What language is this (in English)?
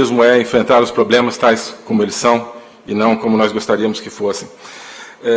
Portuguese